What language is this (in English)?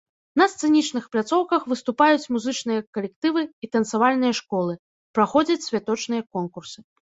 Belarusian